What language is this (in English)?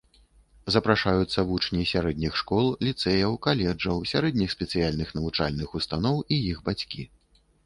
Belarusian